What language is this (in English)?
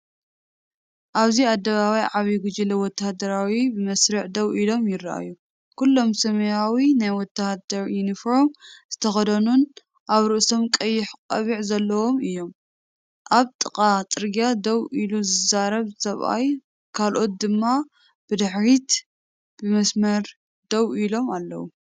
Tigrinya